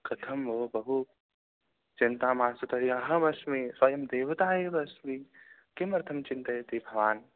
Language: Sanskrit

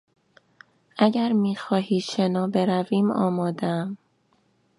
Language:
Persian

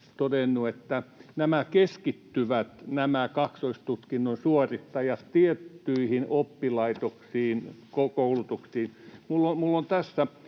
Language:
Finnish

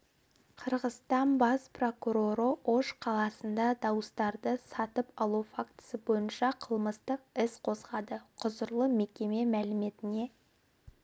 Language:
Kazakh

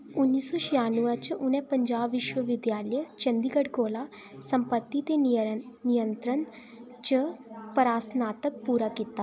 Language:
Dogri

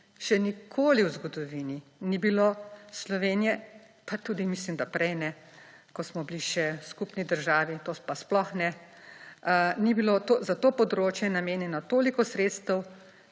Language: Slovenian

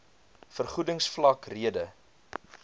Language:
Afrikaans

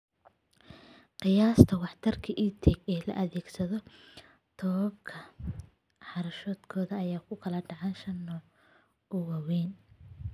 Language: Somali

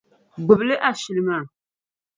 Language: Dagbani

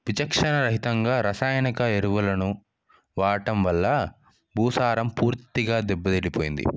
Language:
Telugu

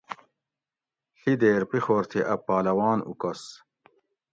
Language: Gawri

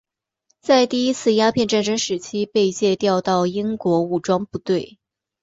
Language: Chinese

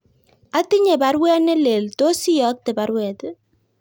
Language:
Kalenjin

